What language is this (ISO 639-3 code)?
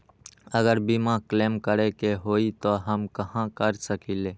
mag